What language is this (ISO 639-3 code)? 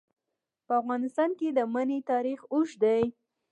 pus